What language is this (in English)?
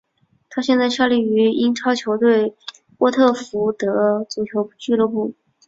Chinese